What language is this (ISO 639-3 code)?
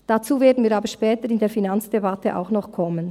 gsw